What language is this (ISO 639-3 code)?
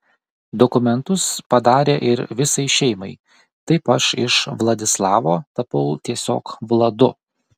lit